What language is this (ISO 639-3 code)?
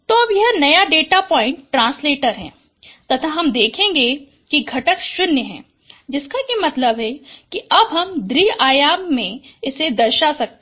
hin